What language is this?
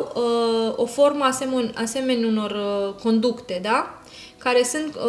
Romanian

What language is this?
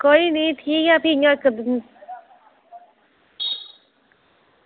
Dogri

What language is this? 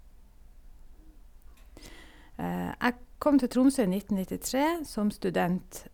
Norwegian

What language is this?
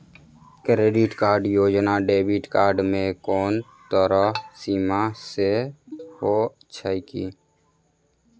Maithili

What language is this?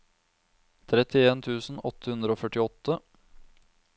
Norwegian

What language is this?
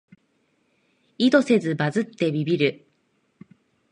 Japanese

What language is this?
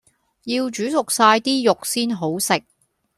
Cantonese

